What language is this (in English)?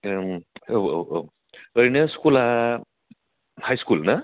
Bodo